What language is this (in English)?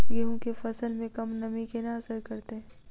Maithili